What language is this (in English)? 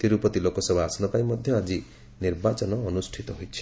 Odia